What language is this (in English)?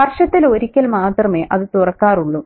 Malayalam